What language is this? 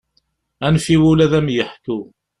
Kabyle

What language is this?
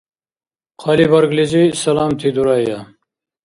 Dargwa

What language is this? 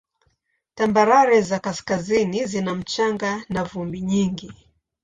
Swahili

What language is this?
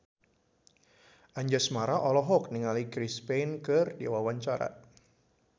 Sundanese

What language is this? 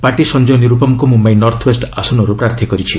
Odia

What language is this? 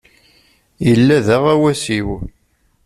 Kabyle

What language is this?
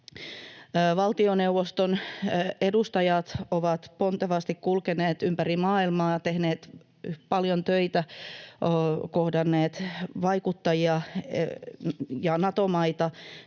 Finnish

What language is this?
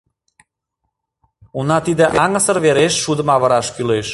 Mari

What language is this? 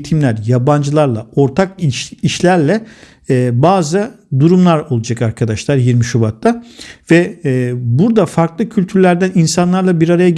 Turkish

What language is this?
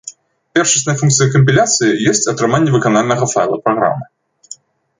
Belarusian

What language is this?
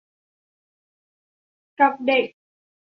Thai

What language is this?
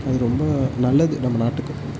Tamil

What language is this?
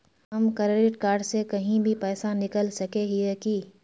Magahi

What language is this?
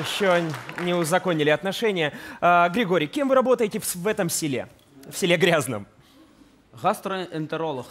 Russian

